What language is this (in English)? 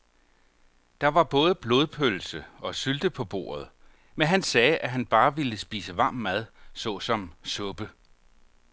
Danish